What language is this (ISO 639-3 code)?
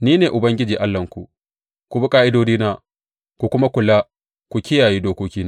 hau